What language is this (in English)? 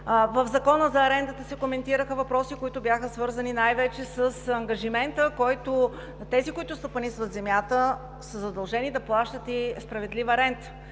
Bulgarian